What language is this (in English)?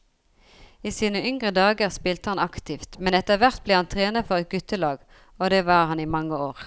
Norwegian